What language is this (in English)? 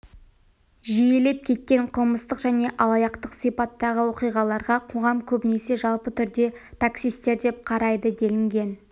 Kazakh